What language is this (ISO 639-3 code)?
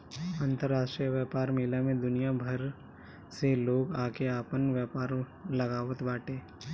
bho